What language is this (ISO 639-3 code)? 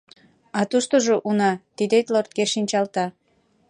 chm